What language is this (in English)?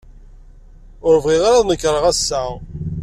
Kabyle